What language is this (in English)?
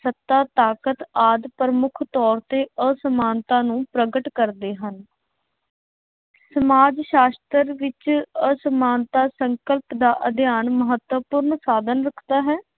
Punjabi